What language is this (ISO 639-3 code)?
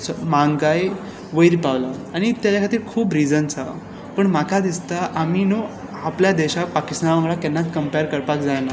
kok